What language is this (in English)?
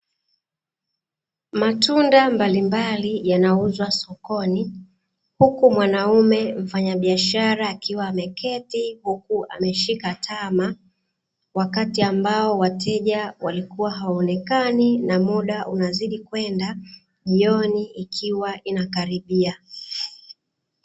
Swahili